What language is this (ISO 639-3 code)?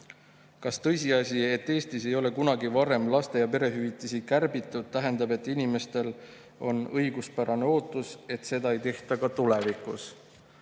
est